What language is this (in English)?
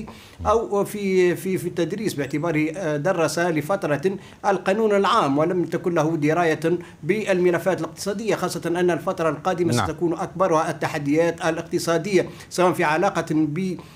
Arabic